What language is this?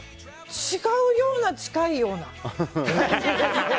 Japanese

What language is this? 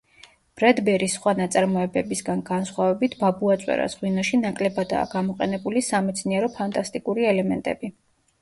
Georgian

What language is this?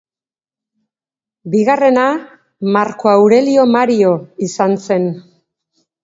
Basque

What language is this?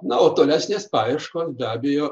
Lithuanian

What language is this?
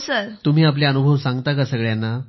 Marathi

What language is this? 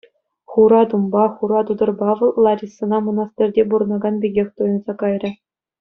Chuvash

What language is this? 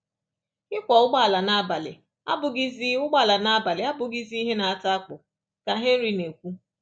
Igbo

